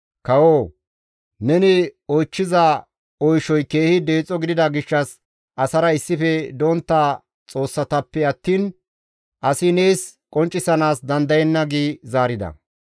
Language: Gamo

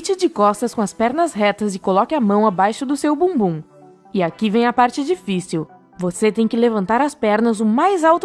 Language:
Portuguese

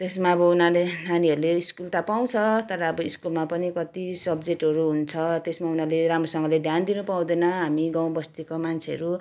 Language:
Nepali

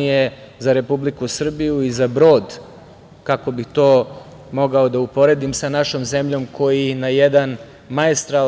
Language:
Serbian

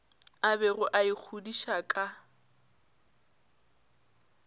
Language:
Northern Sotho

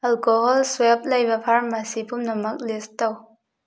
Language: Manipuri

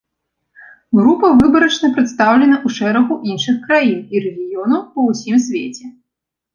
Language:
Belarusian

